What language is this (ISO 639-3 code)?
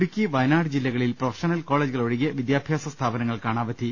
mal